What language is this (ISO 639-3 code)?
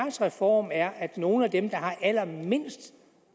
dan